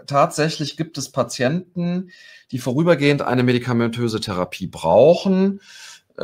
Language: German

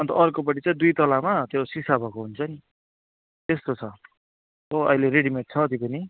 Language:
Nepali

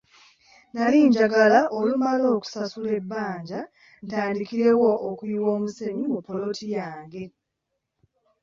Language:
Ganda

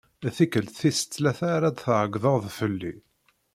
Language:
Kabyle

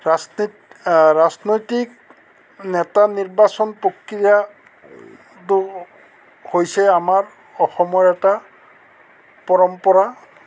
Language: Assamese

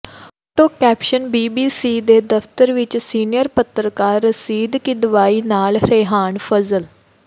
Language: Punjabi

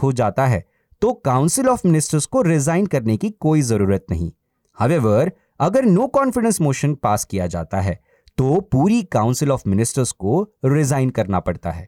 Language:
Hindi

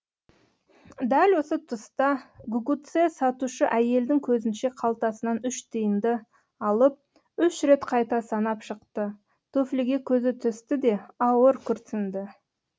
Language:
Kazakh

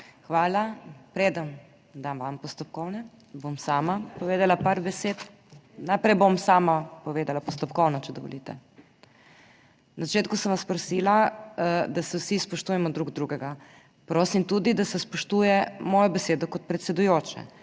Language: Slovenian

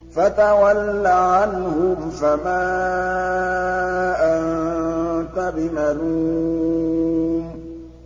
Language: Arabic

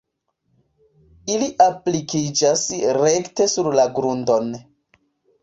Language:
Esperanto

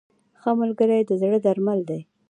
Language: Pashto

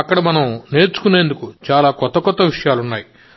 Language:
Telugu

